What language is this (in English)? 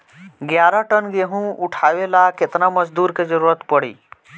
Bhojpuri